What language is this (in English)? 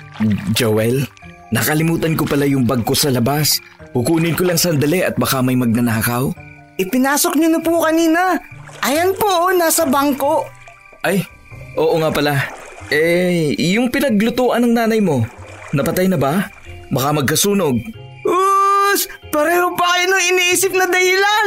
Filipino